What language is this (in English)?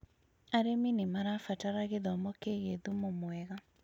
Kikuyu